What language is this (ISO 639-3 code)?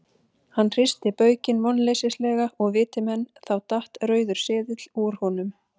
isl